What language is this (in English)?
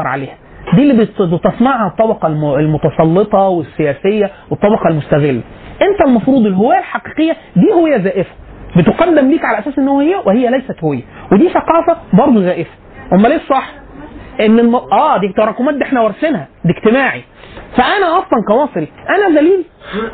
Arabic